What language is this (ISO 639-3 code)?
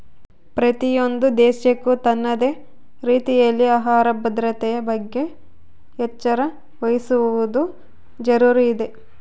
kan